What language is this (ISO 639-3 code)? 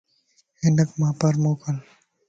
lss